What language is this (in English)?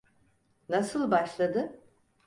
Turkish